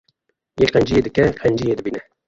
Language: Kurdish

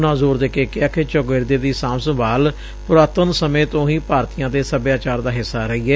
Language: Punjabi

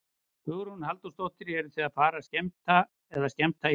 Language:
Icelandic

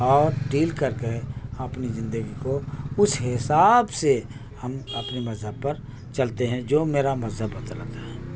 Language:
Urdu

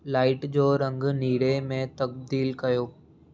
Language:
Sindhi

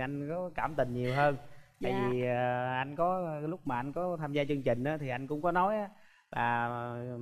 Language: Vietnamese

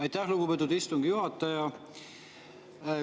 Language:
Estonian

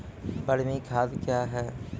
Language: Maithili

